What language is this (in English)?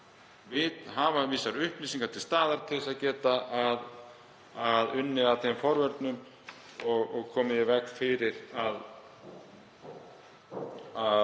Icelandic